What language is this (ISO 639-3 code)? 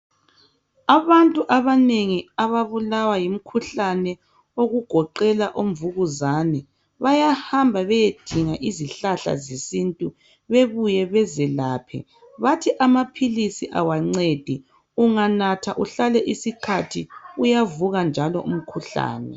nde